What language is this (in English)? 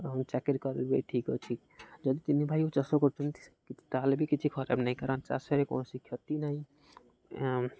Odia